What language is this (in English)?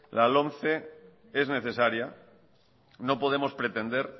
Spanish